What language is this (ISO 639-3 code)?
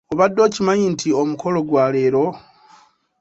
lug